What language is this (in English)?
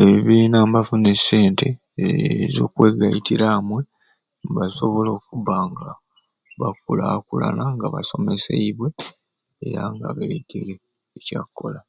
Ruuli